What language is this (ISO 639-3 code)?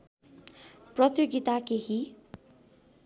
nep